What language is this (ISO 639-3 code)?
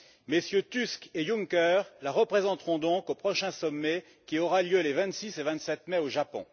fra